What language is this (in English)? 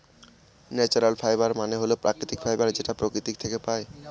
Bangla